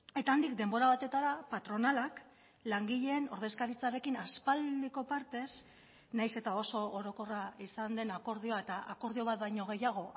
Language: Basque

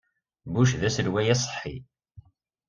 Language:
Kabyle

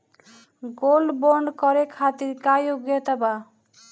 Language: Bhojpuri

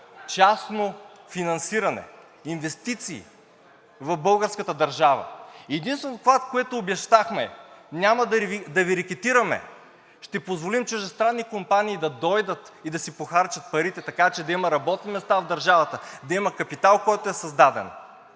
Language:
Bulgarian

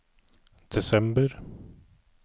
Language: Norwegian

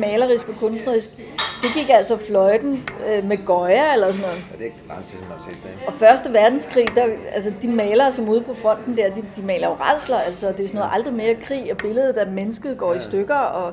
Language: Danish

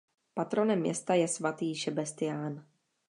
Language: Czech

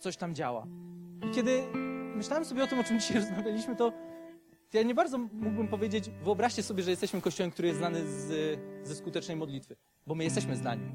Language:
Polish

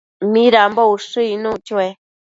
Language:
Matsés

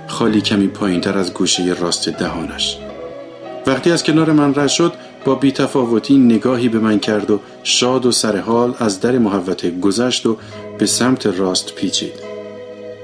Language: Persian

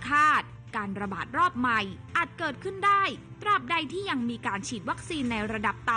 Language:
Thai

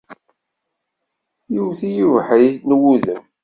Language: Kabyle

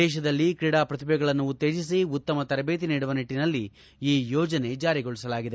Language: Kannada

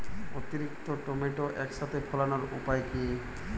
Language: Bangla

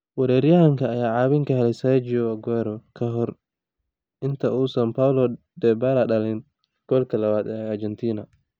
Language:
Somali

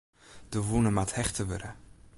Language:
Western Frisian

